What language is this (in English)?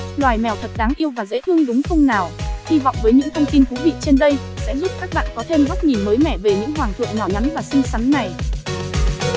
Vietnamese